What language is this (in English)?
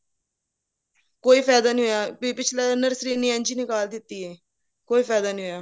Punjabi